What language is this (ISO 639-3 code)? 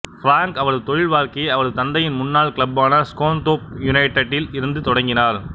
tam